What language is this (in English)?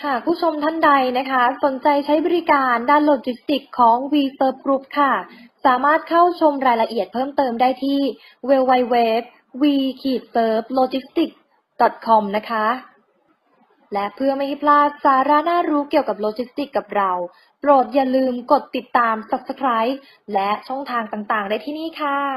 Thai